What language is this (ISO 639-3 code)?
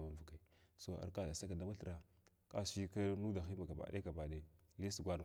glw